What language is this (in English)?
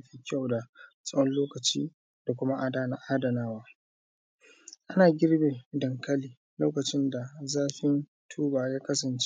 Hausa